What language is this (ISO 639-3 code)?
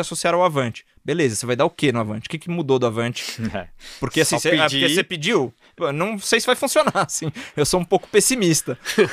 por